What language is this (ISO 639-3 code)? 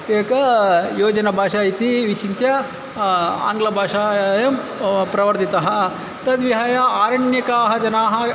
san